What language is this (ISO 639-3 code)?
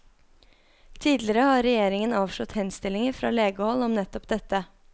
nor